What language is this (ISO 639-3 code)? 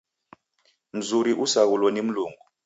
dav